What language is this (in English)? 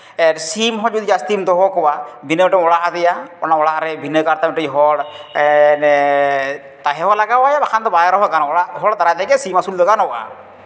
Santali